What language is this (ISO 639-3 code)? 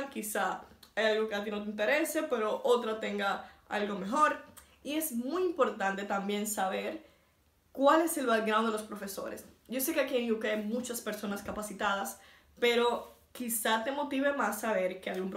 spa